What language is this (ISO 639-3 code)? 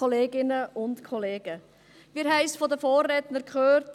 gsw